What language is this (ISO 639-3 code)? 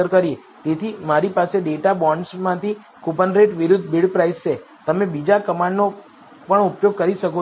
guj